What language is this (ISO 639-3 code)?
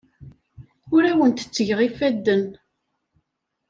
kab